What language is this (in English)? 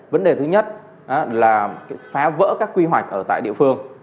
Vietnamese